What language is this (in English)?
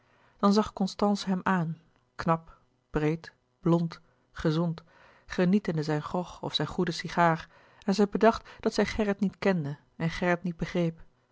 Dutch